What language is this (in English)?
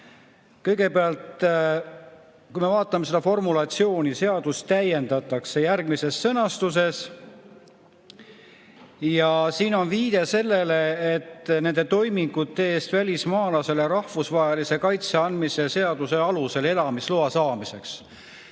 Estonian